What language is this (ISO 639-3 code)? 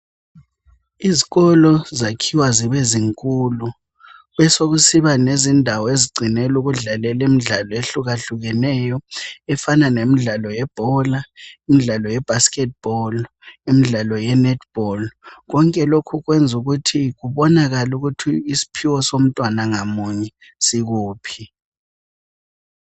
nde